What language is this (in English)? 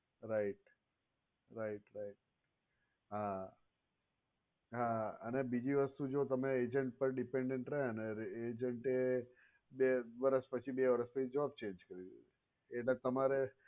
Gujarati